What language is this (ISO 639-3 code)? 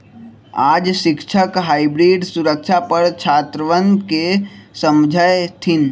mag